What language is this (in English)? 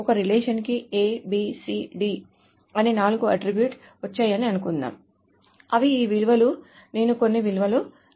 Telugu